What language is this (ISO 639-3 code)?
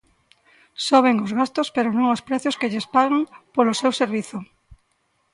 glg